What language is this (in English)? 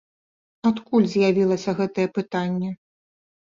Belarusian